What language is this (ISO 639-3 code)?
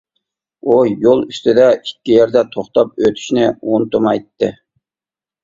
uig